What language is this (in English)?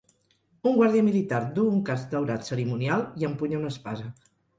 Catalan